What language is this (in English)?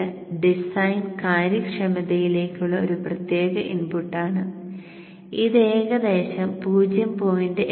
Malayalam